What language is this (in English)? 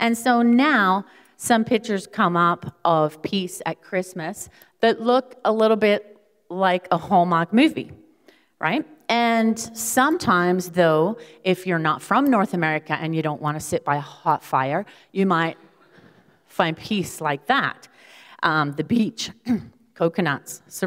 English